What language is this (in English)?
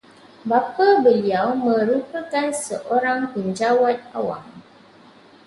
Malay